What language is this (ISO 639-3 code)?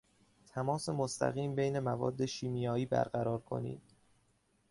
fas